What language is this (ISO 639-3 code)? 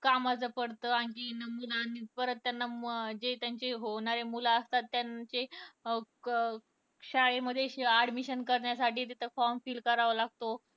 mar